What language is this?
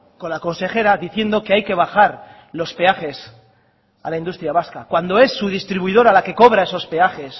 Spanish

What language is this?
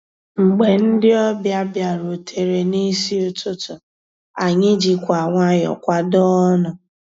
Igbo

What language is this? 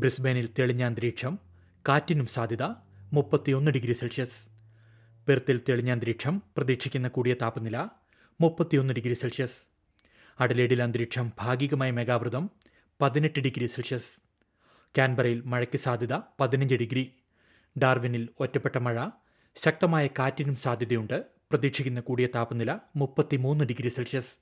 Malayalam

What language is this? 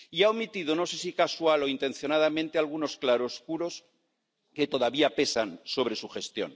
Spanish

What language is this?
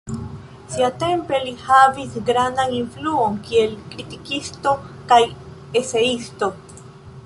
Esperanto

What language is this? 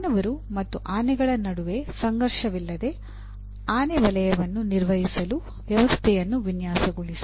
Kannada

